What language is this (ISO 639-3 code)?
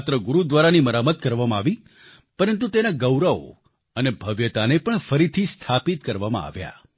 guj